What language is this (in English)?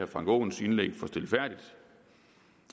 Danish